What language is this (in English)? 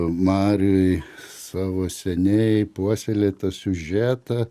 Lithuanian